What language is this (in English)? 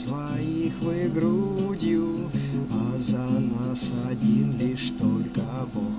Russian